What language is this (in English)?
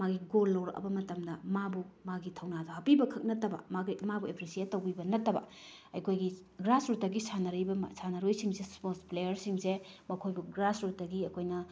Manipuri